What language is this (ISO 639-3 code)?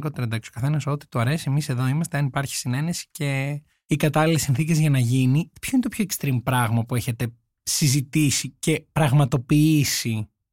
ell